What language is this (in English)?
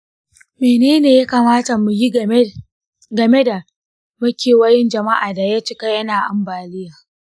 Hausa